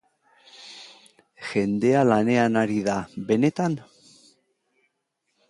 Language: Basque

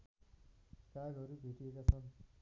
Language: Nepali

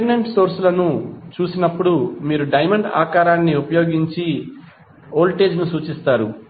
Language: Telugu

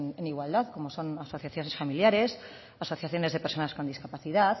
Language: Spanish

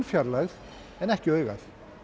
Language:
Icelandic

